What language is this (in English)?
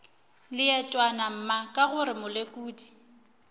Northern Sotho